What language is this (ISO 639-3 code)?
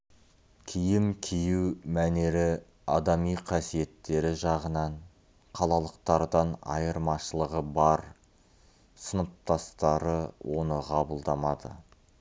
kaz